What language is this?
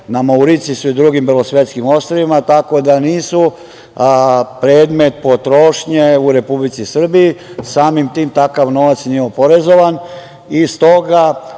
Serbian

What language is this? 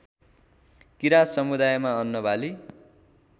Nepali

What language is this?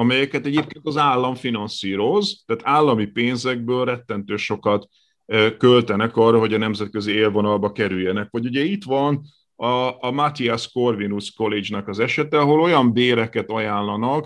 Hungarian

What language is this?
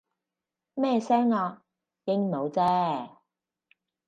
Cantonese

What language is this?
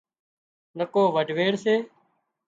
Wadiyara Koli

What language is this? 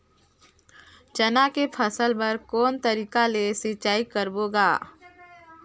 Chhattisgarhi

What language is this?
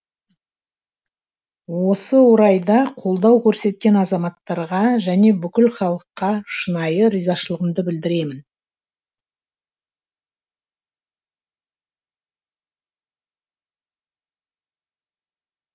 Kazakh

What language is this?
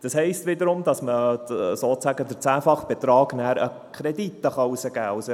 Swiss German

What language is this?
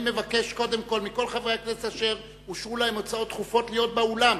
Hebrew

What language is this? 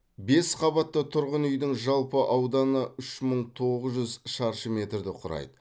Kazakh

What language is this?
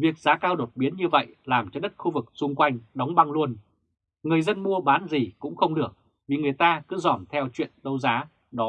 Vietnamese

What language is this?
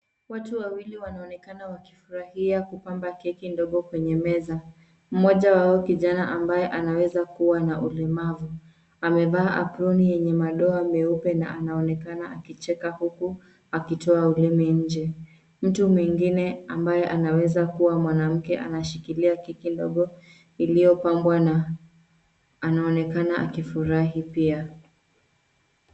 Swahili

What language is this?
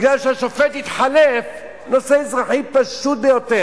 Hebrew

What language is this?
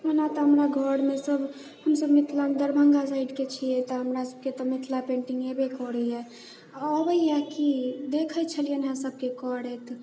Maithili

